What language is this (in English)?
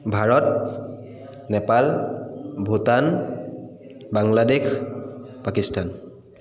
Assamese